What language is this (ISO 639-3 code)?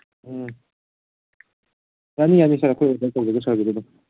mni